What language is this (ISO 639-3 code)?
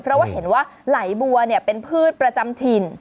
tha